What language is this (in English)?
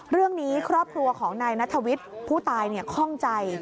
Thai